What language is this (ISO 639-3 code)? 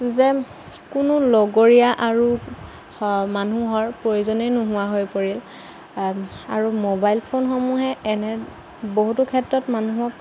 asm